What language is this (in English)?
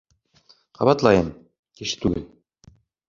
Bashkir